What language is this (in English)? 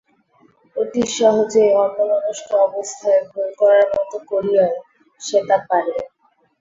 Bangla